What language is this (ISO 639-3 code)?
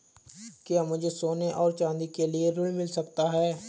hin